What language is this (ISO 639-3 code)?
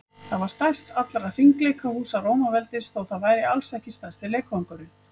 isl